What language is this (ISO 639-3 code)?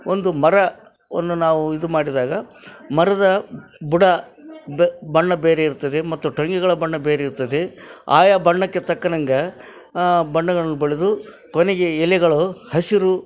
kan